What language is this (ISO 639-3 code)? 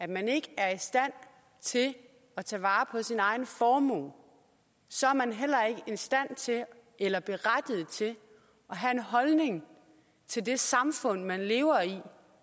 dan